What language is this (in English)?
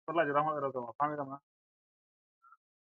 Musey